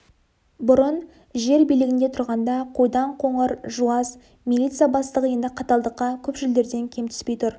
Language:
Kazakh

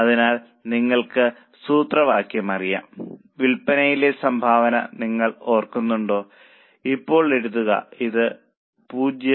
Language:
Malayalam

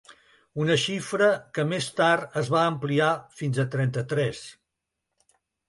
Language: Catalan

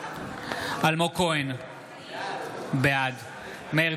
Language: Hebrew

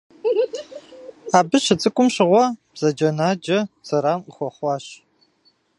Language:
Kabardian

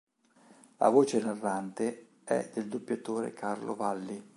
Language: Italian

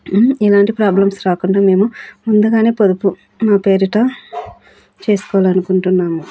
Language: Telugu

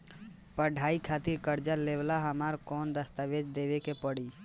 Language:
Bhojpuri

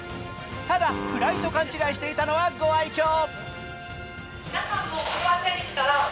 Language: Japanese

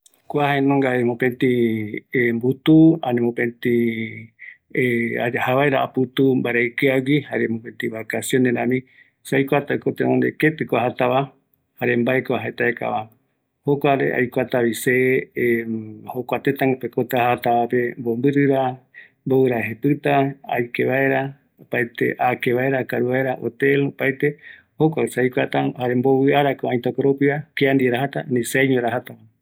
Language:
Eastern Bolivian Guaraní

